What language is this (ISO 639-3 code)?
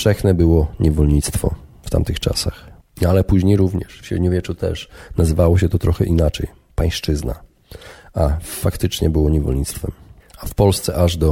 pol